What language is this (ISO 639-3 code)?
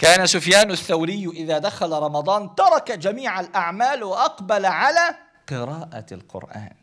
ara